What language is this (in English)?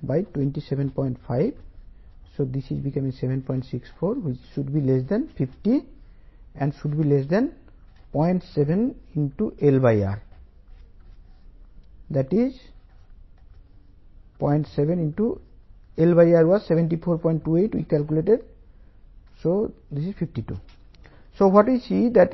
Telugu